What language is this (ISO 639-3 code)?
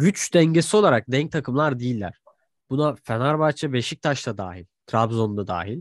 tur